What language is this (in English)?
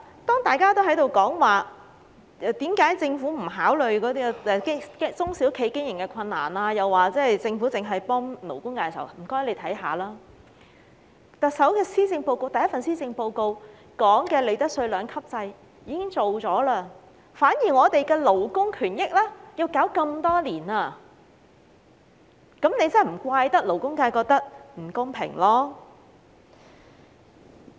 Cantonese